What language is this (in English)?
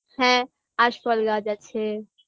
Bangla